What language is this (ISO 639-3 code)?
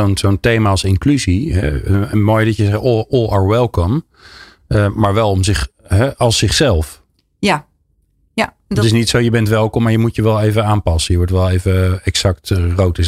nld